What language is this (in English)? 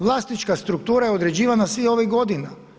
Croatian